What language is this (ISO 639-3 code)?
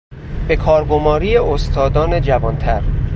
fas